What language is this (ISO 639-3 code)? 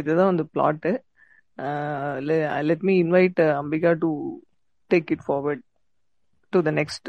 tam